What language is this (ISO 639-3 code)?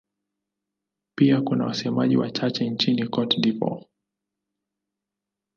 swa